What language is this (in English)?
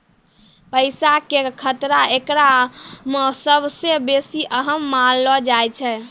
Maithili